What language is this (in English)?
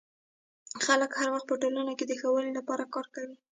Pashto